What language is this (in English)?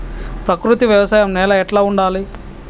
Telugu